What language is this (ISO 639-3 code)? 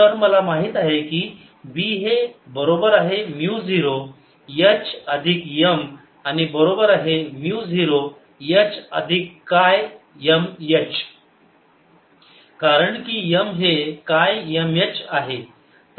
mar